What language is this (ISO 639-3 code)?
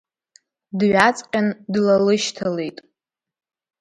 abk